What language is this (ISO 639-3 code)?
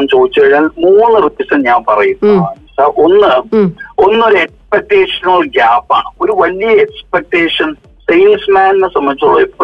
mal